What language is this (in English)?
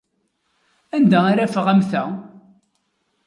Kabyle